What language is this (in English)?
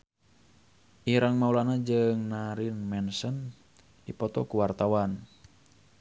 Sundanese